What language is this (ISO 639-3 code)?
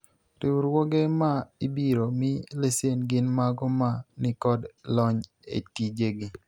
luo